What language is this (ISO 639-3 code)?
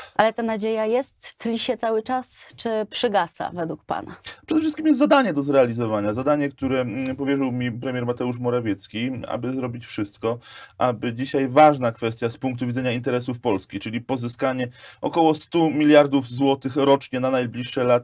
pol